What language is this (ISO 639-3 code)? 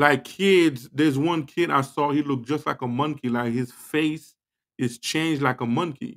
eng